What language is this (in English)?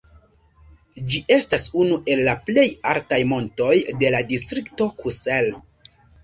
Esperanto